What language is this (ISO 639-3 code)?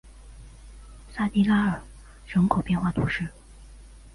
zho